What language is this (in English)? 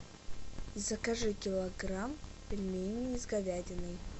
Russian